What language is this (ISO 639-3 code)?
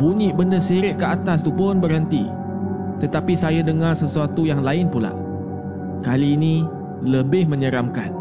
msa